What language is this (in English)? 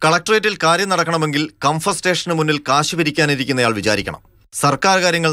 Arabic